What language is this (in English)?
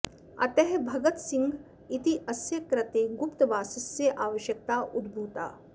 Sanskrit